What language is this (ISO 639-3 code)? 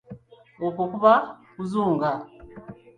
lug